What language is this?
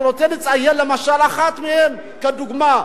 Hebrew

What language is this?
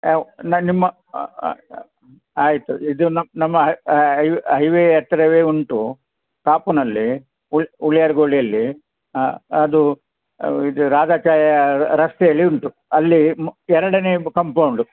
Kannada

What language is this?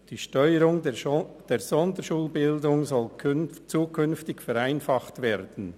Swiss German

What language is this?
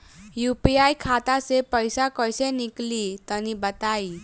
Bhojpuri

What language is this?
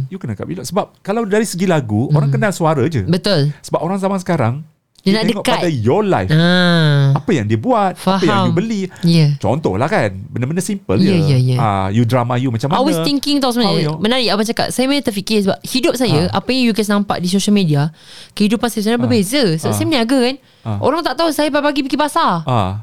Malay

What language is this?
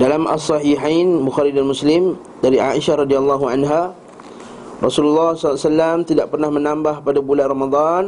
Malay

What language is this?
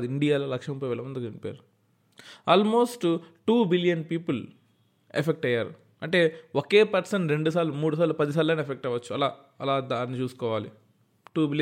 Telugu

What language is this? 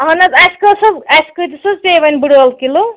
Kashmiri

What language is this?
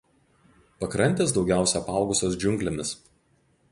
Lithuanian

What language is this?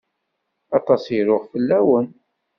Kabyle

